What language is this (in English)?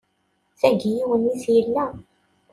Kabyle